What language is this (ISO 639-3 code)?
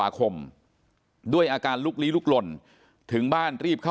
tha